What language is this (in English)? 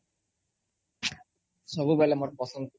Odia